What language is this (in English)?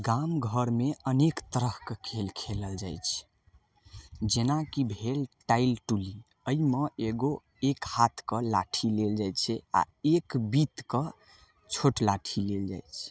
Maithili